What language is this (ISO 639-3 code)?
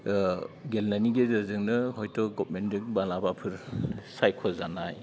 brx